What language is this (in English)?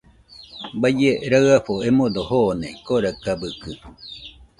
Nüpode Huitoto